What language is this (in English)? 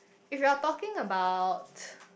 English